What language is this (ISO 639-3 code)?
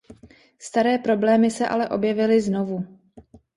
ces